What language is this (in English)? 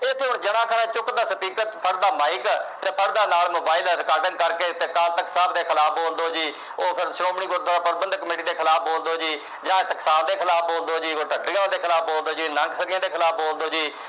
Punjabi